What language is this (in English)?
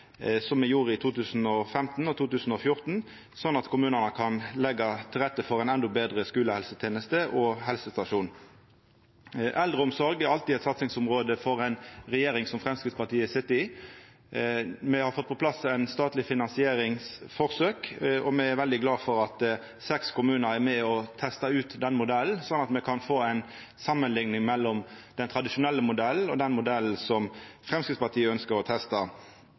Norwegian Nynorsk